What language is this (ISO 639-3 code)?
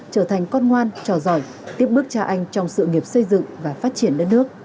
vie